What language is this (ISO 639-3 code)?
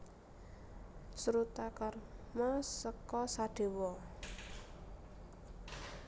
jav